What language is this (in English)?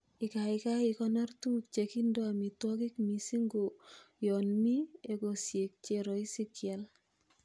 Kalenjin